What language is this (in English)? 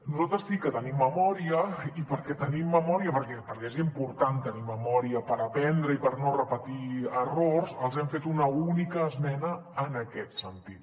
Catalan